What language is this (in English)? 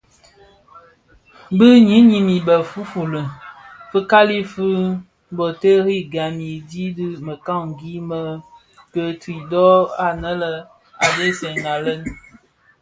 Bafia